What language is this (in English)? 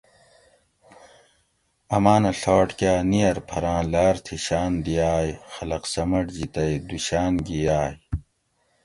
Gawri